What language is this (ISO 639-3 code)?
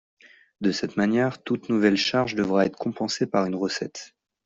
fra